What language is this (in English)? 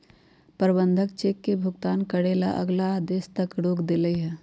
Magahi